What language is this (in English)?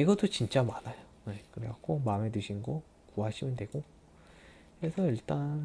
Korean